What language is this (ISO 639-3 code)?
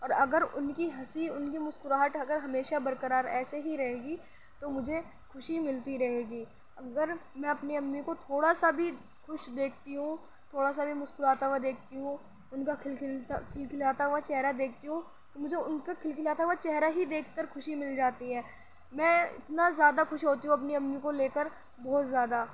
urd